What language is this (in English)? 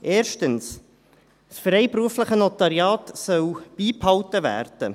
Swiss German